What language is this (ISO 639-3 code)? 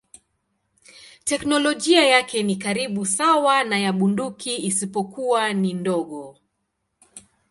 swa